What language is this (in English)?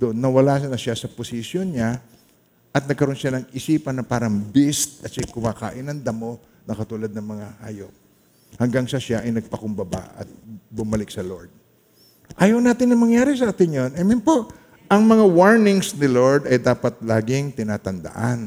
Filipino